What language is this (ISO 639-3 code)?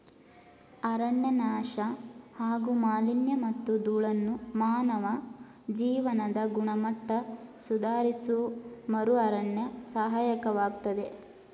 kan